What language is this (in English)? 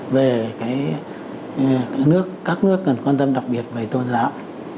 Vietnamese